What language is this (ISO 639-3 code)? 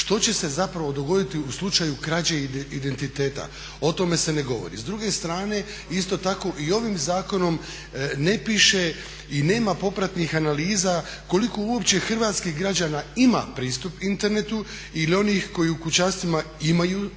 hrv